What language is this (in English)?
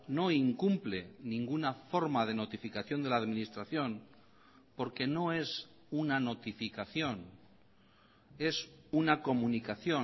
Spanish